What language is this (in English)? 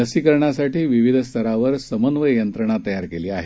Marathi